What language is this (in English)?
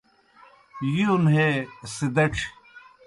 Kohistani Shina